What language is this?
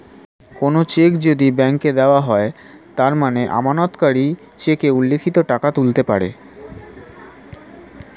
Bangla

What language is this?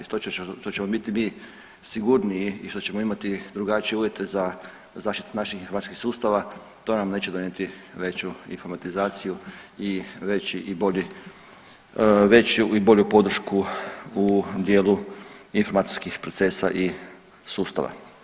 Croatian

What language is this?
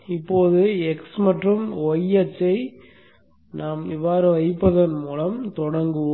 Tamil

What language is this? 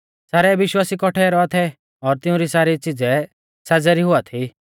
Mahasu Pahari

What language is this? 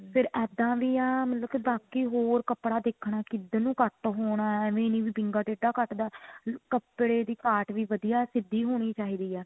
Punjabi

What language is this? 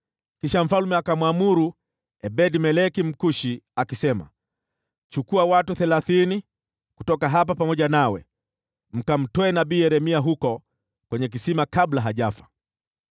Swahili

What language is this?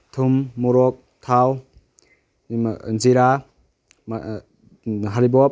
Manipuri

